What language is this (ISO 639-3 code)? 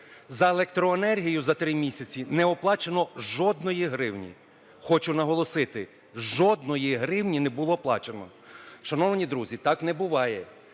ukr